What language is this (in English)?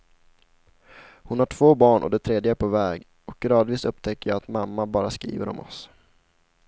Swedish